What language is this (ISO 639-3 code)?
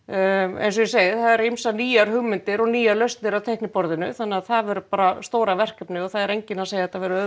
isl